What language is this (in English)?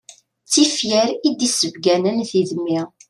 Kabyle